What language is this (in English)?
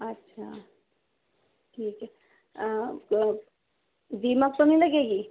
Urdu